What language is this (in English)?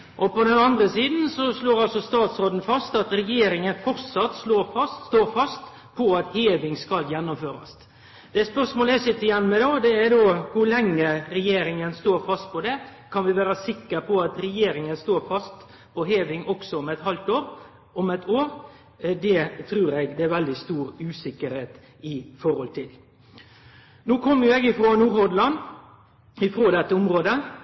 Norwegian Nynorsk